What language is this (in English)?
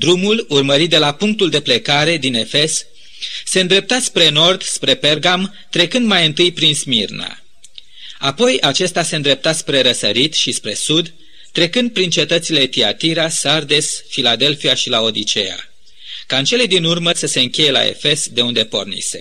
Romanian